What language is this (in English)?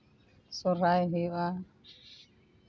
Santali